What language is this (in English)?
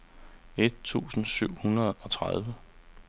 Danish